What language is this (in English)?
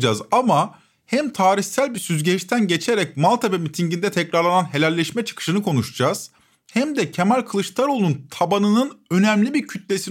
Turkish